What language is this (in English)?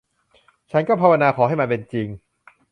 Thai